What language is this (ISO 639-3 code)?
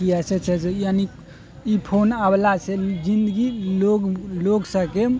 mai